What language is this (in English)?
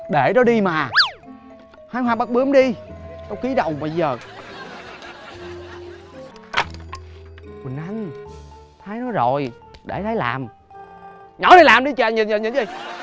Vietnamese